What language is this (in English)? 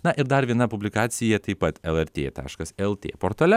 Lithuanian